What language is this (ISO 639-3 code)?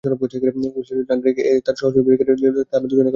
ben